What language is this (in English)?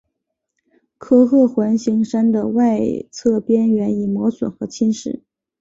Chinese